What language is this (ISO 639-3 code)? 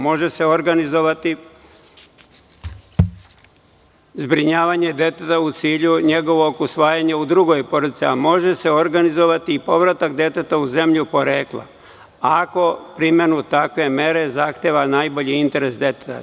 srp